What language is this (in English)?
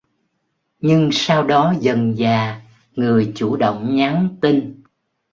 Vietnamese